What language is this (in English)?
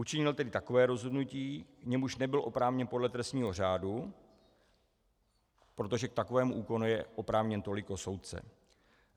Czech